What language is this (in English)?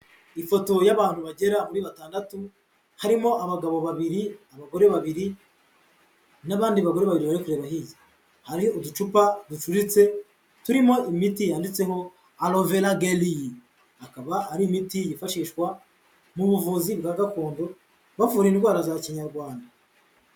Kinyarwanda